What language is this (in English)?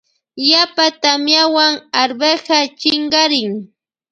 Loja Highland Quichua